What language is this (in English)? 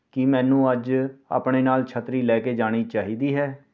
Punjabi